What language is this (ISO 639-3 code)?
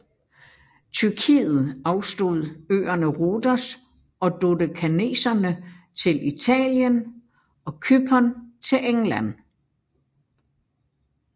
dan